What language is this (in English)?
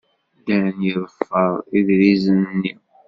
Kabyle